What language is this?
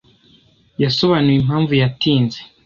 Kinyarwanda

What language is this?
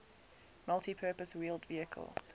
English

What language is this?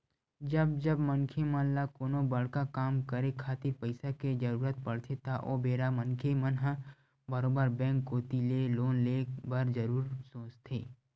Chhattisgarhi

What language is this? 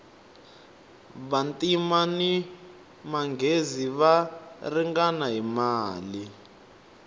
Tsonga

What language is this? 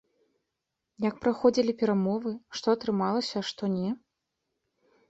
Belarusian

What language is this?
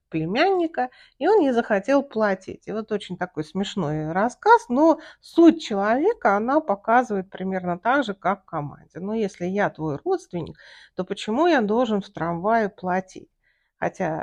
Russian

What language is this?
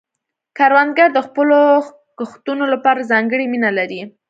Pashto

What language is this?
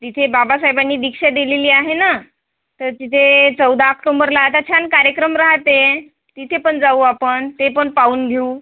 Marathi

